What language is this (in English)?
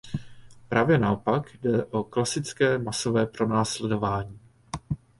Czech